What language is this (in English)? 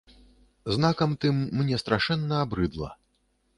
Belarusian